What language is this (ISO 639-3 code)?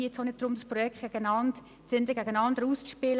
gsw